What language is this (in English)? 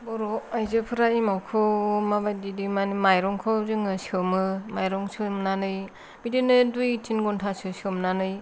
Bodo